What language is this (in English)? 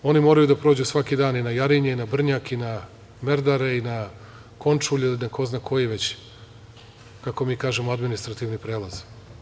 Serbian